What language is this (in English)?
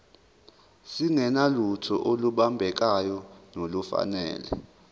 Zulu